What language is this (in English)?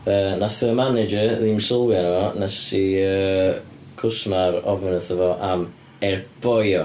Welsh